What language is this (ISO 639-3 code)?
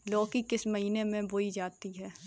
hin